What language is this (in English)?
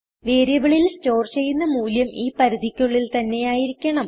Malayalam